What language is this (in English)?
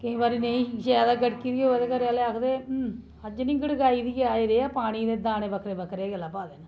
Dogri